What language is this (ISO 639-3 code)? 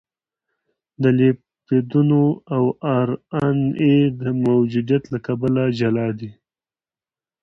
pus